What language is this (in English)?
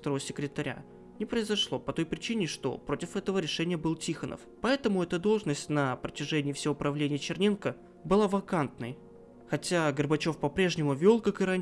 Russian